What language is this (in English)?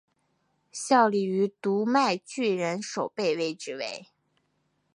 Chinese